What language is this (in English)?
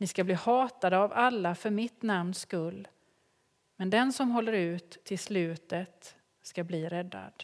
Swedish